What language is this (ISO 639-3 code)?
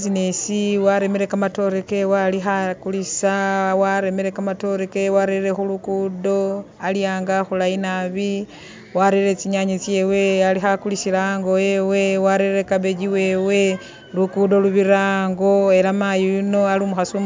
myx